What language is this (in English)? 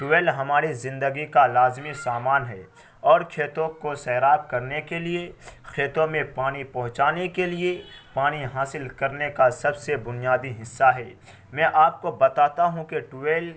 Urdu